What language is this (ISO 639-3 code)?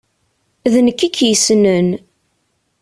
kab